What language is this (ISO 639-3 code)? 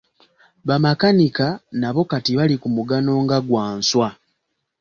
lug